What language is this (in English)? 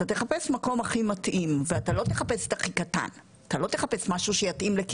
Hebrew